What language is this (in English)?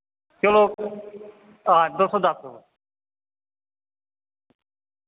Dogri